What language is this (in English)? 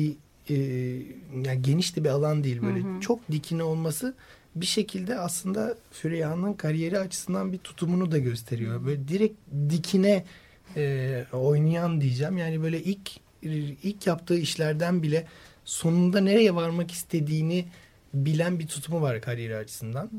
Turkish